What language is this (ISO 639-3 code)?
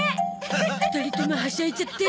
jpn